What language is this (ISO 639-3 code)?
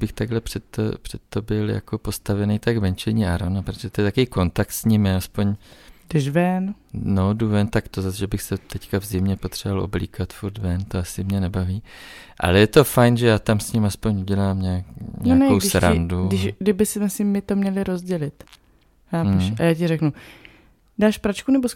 ces